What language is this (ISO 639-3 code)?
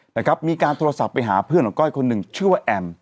tha